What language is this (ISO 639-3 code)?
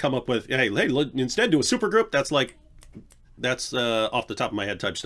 eng